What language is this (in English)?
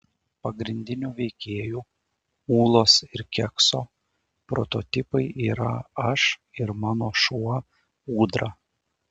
Lithuanian